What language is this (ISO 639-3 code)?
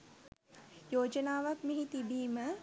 sin